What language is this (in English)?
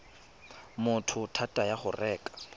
Tswana